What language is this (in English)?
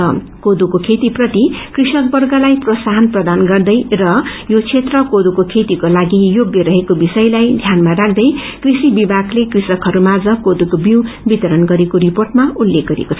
Nepali